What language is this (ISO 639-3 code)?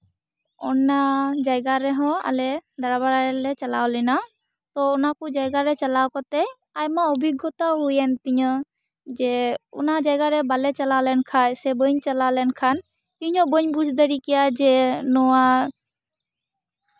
sat